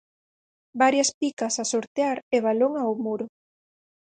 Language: Galician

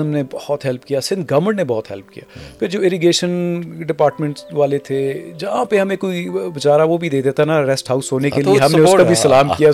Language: Urdu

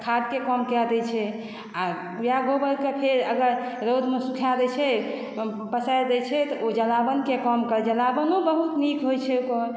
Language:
Maithili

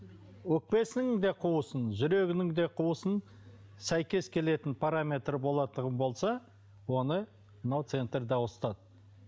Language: Kazakh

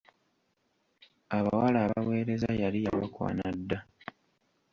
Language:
Ganda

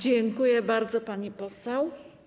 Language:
Polish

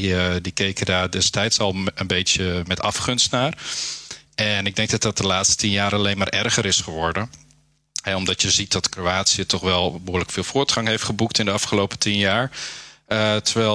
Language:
Dutch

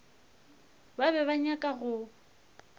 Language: Northern Sotho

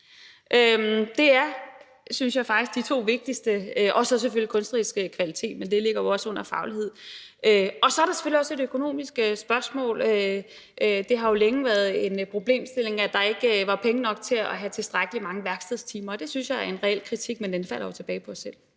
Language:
Danish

